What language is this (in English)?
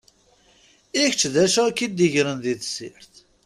Kabyle